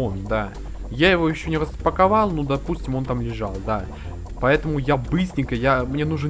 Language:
Russian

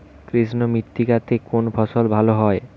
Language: Bangla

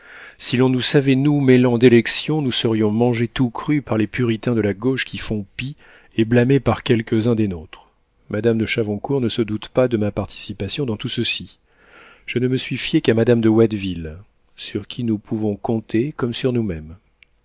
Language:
French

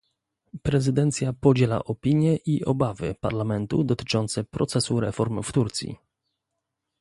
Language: Polish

